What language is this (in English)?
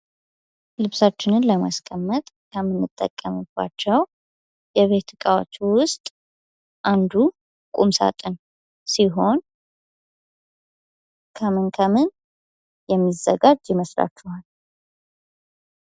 Amharic